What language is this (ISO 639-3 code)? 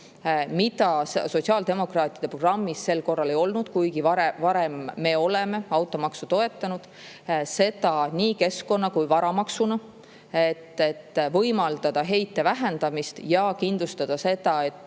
est